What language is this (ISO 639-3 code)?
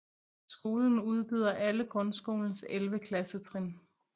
dan